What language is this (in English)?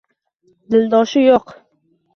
Uzbek